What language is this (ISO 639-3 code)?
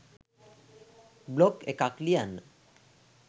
sin